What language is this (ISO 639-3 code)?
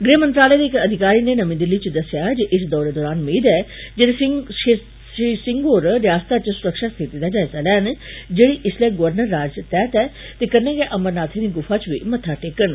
doi